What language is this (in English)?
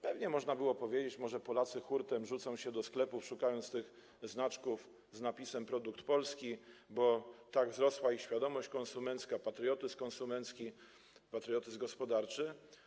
Polish